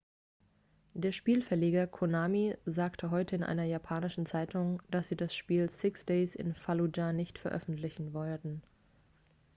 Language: German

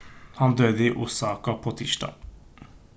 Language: Norwegian Bokmål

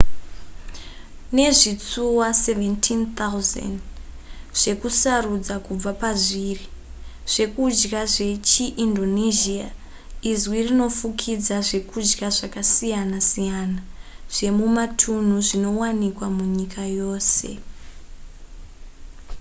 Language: Shona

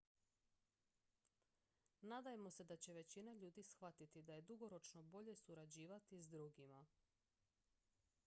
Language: Croatian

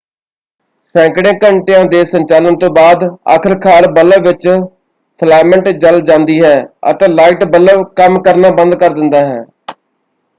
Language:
Punjabi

